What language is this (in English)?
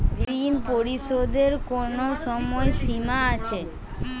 Bangla